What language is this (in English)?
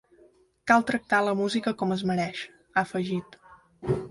Catalan